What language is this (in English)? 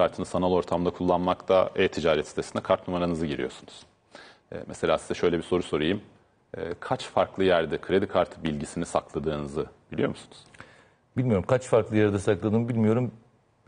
Turkish